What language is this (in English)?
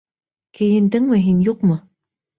Bashkir